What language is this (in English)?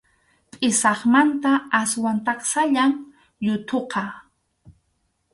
Arequipa-La Unión Quechua